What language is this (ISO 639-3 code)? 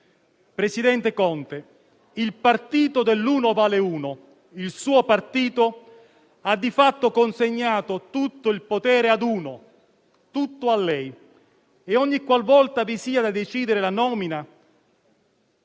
ita